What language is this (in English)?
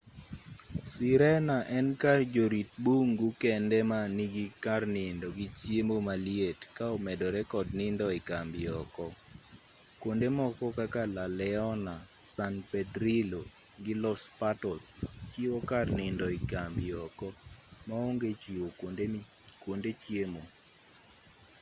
Luo (Kenya and Tanzania)